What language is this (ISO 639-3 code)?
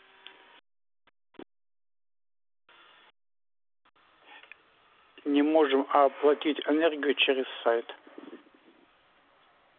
rus